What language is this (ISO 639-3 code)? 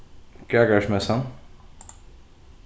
fao